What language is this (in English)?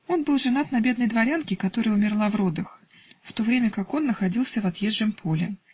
Russian